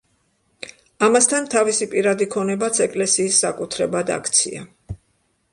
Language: Georgian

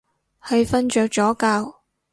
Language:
Cantonese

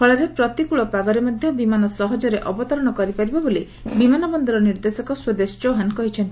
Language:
Odia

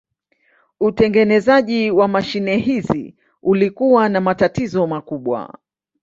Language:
Swahili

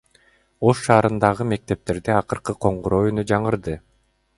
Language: Kyrgyz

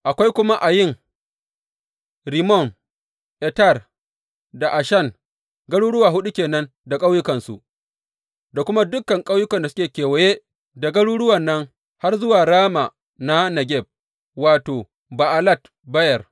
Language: Hausa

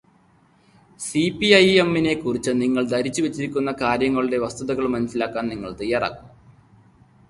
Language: Malayalam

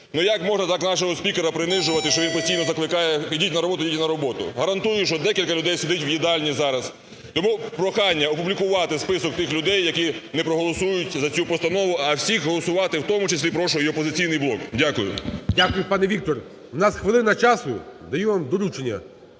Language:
Ukrainian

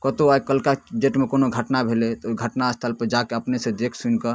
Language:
Maithili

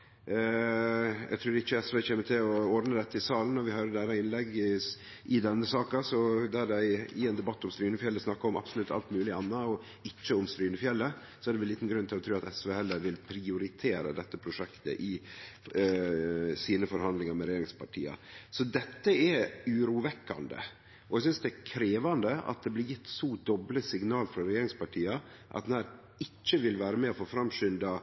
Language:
Norwegian Nynorsk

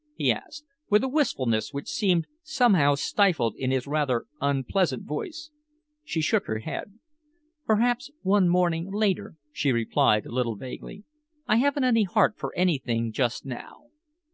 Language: English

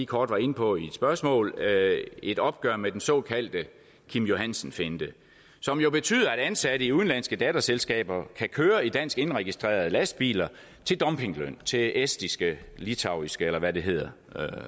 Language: Danish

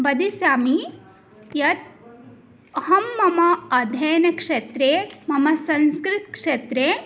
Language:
Sanskrit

